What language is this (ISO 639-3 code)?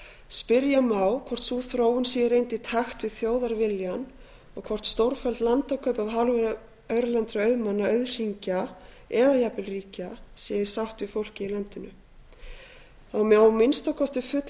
isl